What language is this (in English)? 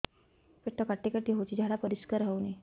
Odia